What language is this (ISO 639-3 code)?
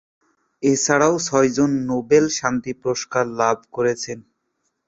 ben